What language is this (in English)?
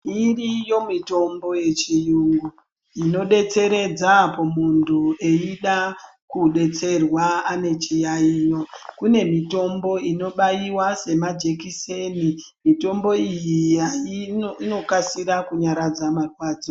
Ndau